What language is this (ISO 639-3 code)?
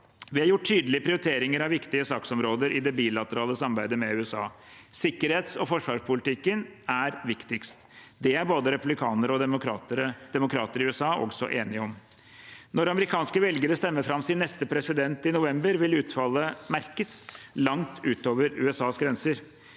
nor